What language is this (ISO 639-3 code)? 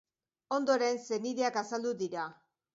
eus